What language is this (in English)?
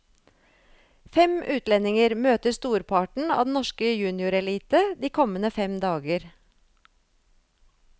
Norwegian